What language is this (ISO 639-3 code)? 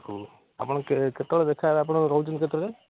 ori